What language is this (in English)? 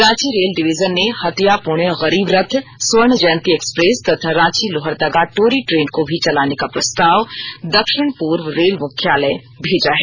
Hindi